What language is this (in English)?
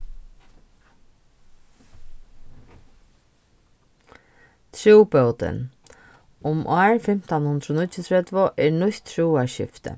Faroese